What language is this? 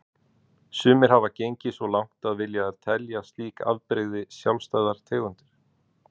Icelandic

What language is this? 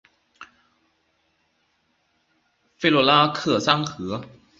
Chinese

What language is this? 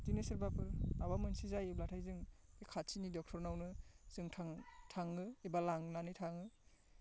Bodo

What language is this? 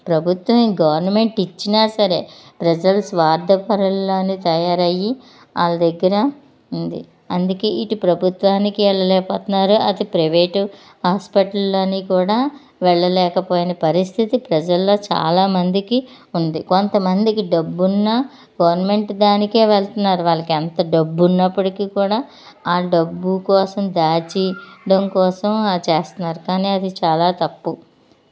Telugu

